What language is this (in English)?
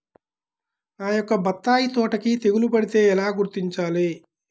Telugu